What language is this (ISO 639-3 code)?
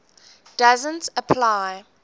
eng